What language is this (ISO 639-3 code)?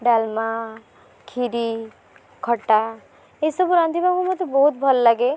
ori